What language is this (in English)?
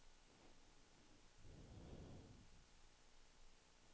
Swedish